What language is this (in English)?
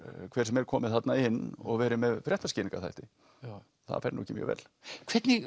Icelandic